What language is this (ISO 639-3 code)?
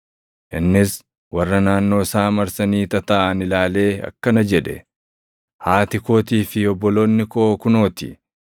orm